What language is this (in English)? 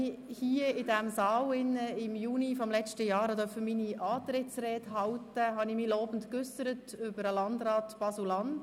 Swiss German